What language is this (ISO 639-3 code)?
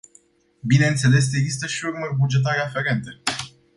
ron